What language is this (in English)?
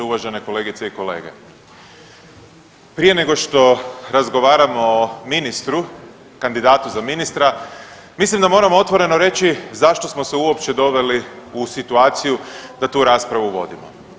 Croatian